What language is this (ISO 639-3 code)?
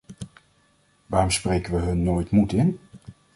nld